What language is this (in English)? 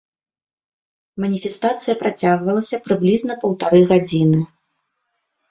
Belarusian